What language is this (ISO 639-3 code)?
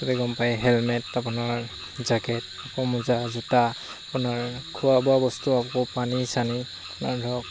asm